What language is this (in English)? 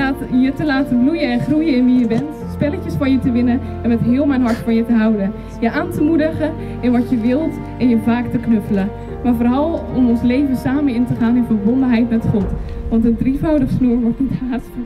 Dutch